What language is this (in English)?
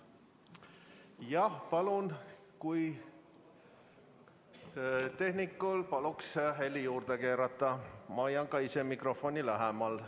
Estonian